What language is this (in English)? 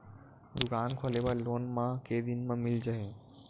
Chhattisgarhi